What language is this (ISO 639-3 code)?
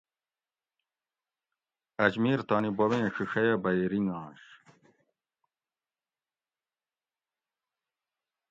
gwc